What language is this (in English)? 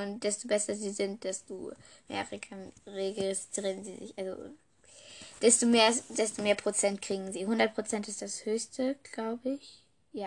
German